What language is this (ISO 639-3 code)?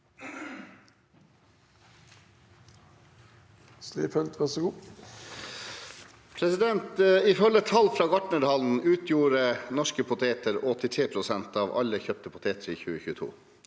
nor